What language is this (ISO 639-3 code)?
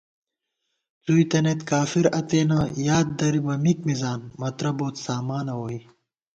gwt